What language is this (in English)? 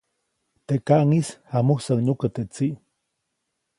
Copainalá Zoque